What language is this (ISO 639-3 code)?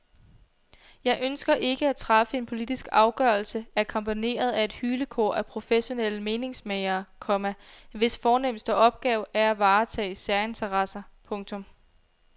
dan